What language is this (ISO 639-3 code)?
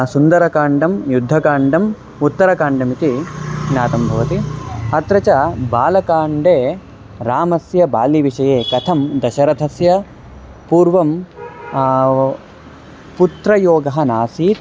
san